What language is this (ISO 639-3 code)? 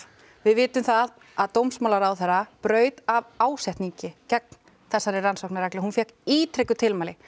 isl